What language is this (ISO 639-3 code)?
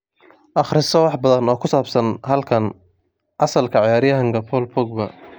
som